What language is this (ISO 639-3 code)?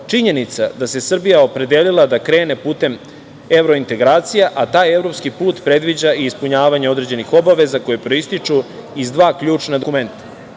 srp